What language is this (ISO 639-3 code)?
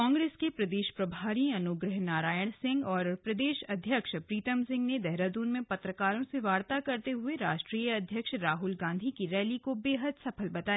hin